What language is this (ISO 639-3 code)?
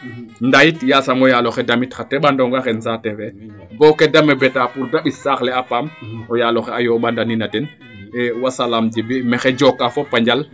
srr